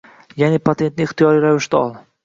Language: Uzbek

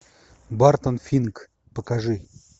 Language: Russian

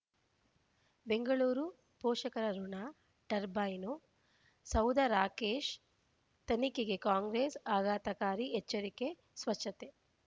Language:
Kannada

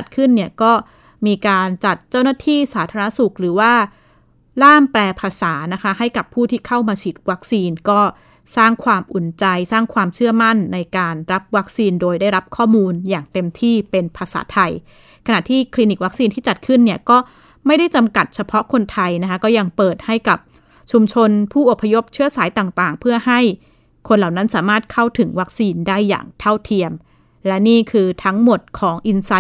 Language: Thai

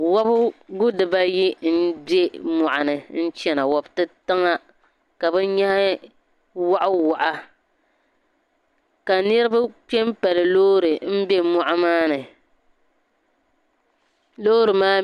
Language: Dagbani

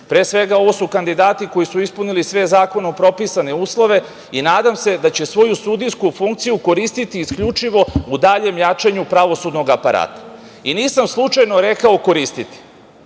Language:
Serbian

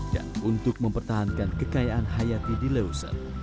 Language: Indonesian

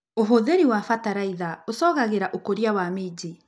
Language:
Kikuyu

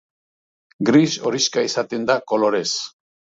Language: Basque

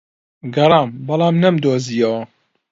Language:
Central Kurdish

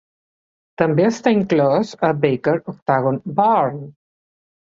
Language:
Catalan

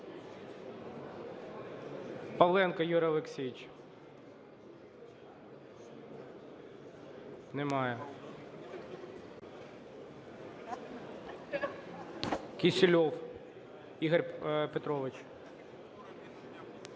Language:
Ukrainian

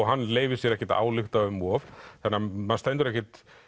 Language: Icelandic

